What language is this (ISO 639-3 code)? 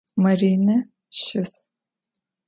ady